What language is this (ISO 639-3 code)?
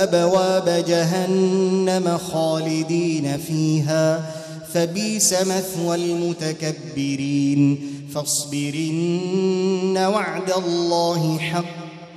ara